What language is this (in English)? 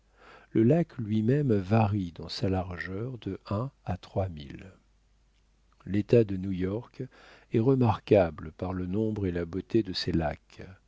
French